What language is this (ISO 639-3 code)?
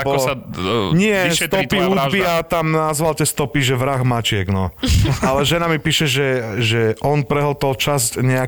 slk